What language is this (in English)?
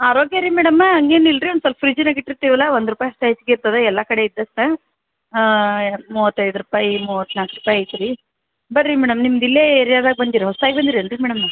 Kannada